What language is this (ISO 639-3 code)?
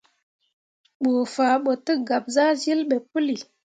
mua